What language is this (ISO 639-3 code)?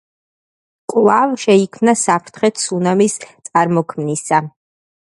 kat